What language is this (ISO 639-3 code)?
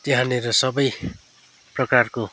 nep